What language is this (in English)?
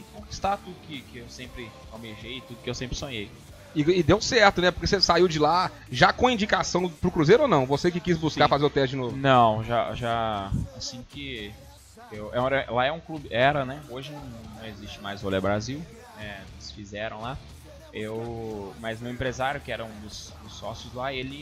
Portuguese